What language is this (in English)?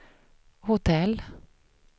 Swedish